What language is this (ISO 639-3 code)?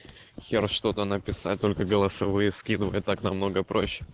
rus